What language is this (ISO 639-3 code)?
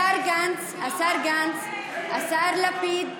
heb